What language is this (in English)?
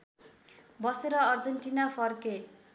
Nepali